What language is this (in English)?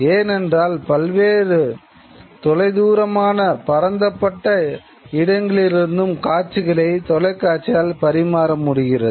Tamil